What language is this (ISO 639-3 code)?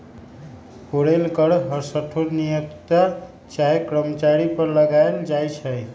mag